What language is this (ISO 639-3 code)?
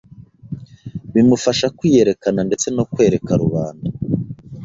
kin